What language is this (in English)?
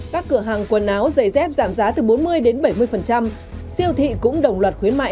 Vietnamese